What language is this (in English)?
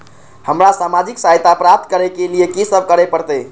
Maithili